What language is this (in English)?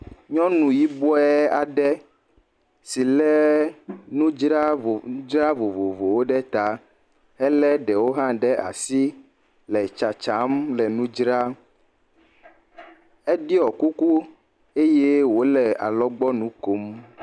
Ewe